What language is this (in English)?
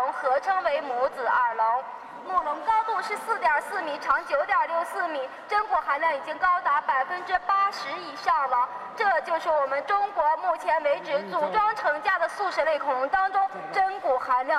Chinese